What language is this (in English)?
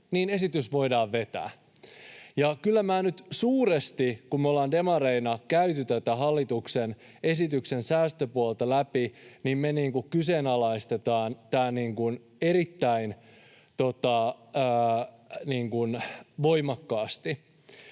Finnish